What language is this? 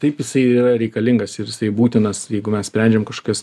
Lithuanian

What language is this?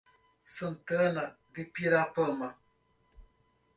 Portuguese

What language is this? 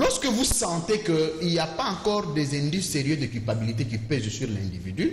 French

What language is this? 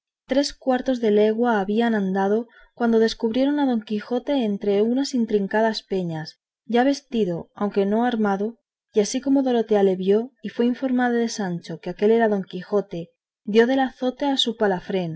Spanish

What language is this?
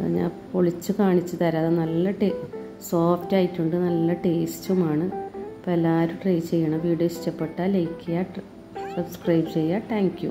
Malayalam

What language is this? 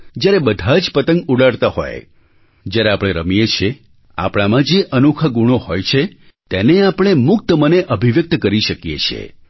Gujarati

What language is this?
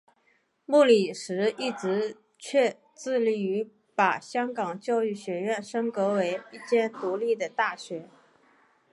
Chinese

